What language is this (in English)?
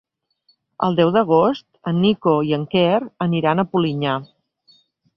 Catalan